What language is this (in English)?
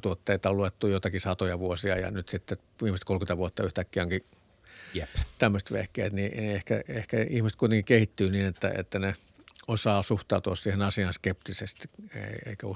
Finnish